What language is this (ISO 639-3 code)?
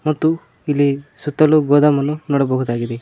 kan